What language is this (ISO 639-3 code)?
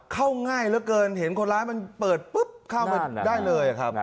tha